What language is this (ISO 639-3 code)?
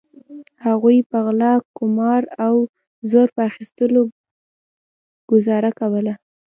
pus